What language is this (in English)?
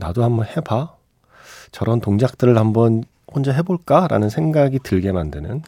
Korean